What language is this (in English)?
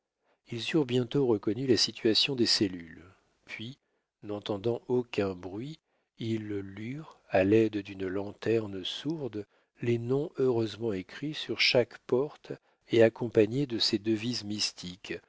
French